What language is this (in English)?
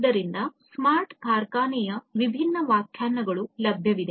Kannada